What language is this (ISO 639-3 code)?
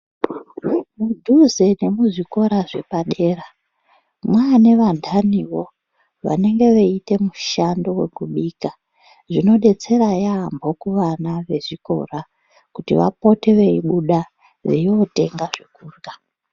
ndc